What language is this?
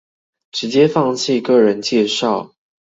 Chinese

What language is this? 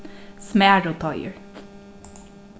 Faroese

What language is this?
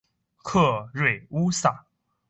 Chinese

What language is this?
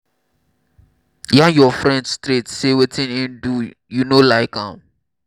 Nigerian Pidgin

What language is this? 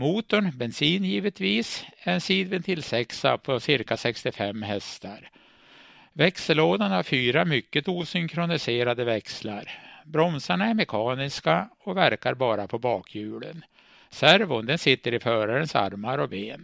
Swedish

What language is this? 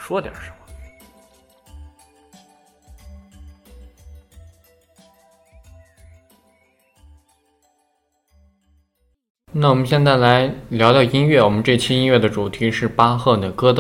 Chinese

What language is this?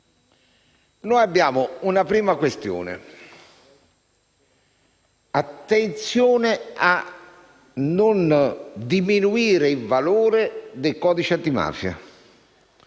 Italian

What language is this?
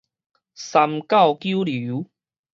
Min Nan Chinese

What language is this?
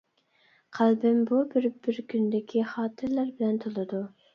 Uyghur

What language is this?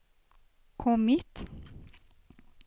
Swedish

